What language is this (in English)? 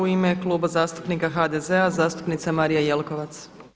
Croatian